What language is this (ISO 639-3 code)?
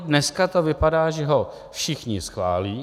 ces